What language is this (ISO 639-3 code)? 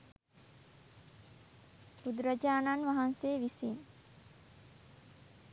sin